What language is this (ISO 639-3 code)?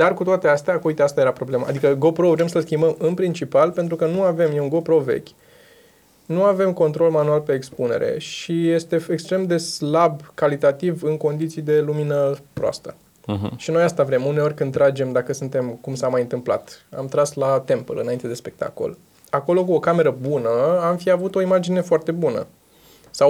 ron